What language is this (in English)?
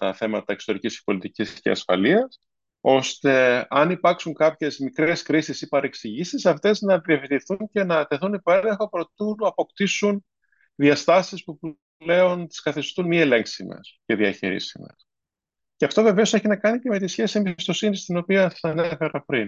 Greek